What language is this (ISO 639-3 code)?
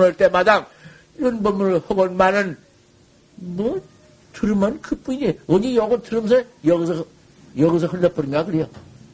kor